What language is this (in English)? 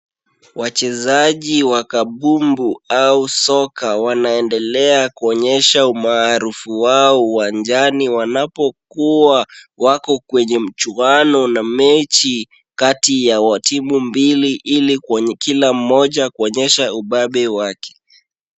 Swahili